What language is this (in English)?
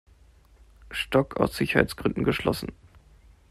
German